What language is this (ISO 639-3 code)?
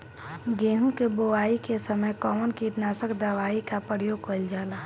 bho